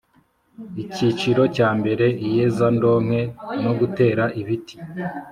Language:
Kinyarwanda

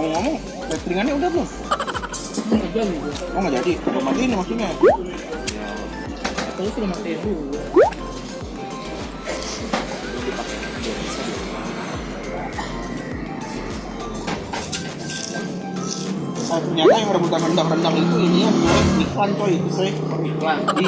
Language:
Indonesian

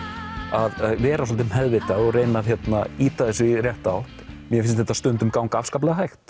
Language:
Icelandic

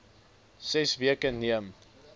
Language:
Afrikaans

